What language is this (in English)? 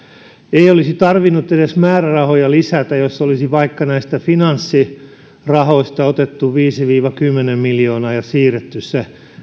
Finnish